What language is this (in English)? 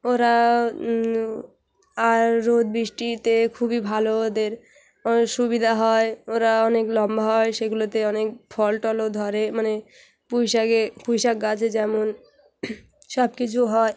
Bangla